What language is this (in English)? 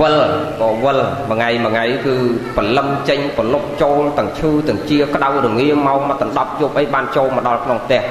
Vietnamese